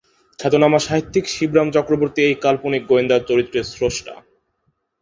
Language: Bangla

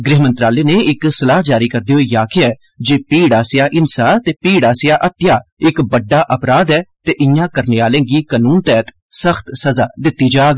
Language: Dogri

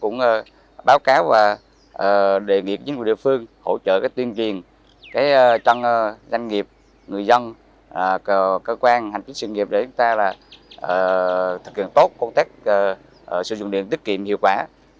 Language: Vietnamese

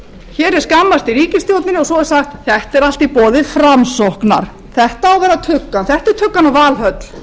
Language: Icelandic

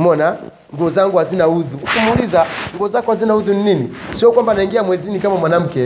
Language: Swahili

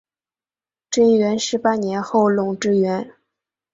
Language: Chinese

